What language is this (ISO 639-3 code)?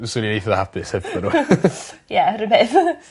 cym